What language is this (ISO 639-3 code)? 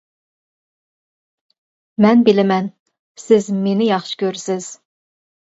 uig